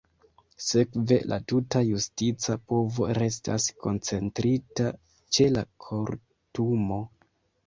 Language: Esperanto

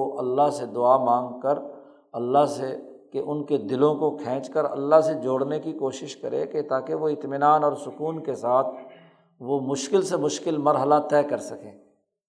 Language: Urdu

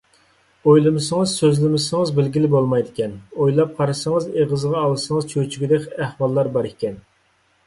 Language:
Uyghur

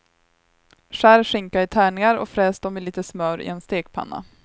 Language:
Swedish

